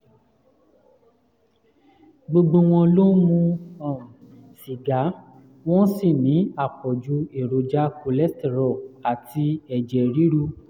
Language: Yoruba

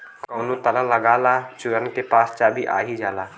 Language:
Bhojpuri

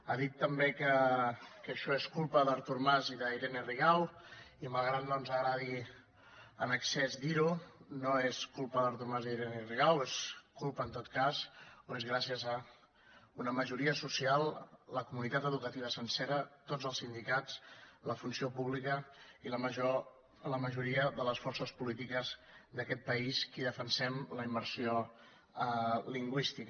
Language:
Catalan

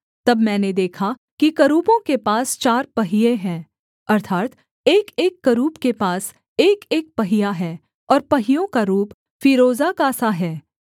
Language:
Hindi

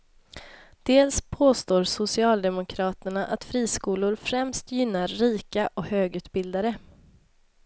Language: Swedish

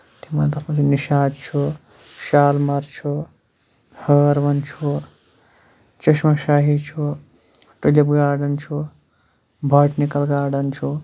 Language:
Kashmiri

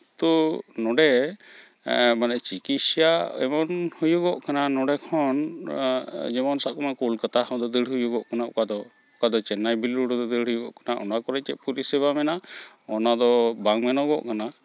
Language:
Santali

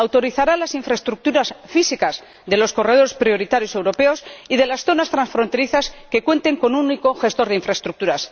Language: Spanish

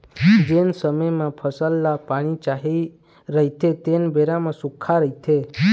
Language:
Chhattisgarhi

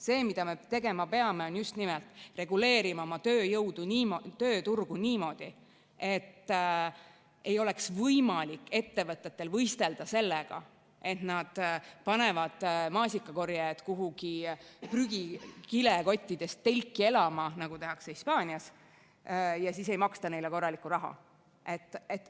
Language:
Estonian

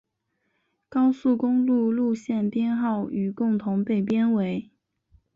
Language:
Chinese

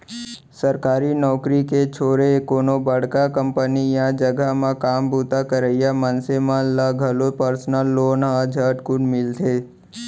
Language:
Chhattisgarhi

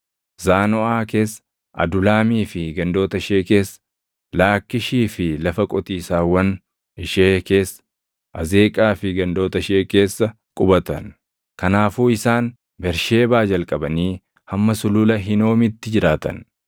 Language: Oromo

